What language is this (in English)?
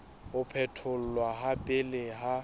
Southern Sotho